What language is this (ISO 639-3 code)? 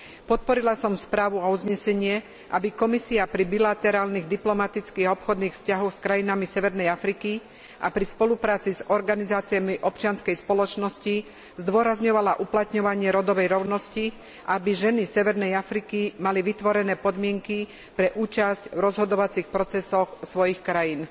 slk